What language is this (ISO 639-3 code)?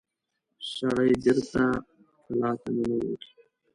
pus